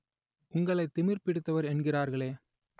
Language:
Tamil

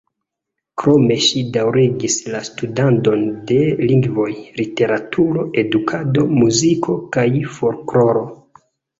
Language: Esperanto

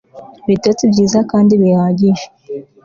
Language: Kinyarwanda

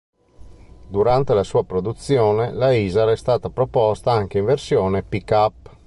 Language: Italian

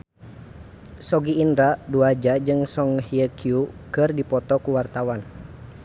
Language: Sundanese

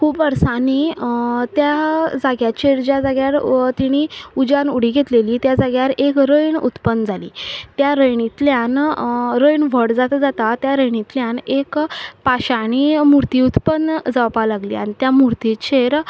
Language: Konkani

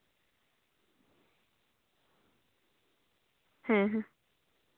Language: Santali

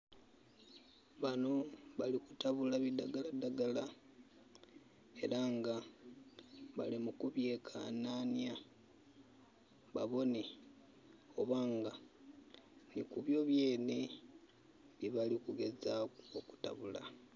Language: Soga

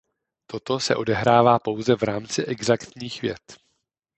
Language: Czech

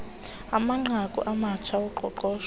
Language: Xhosa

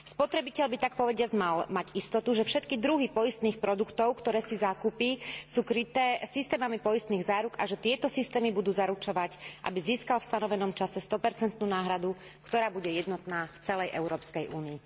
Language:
Slovak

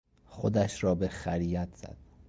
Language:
Persian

